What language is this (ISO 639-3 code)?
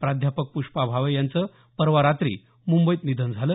mar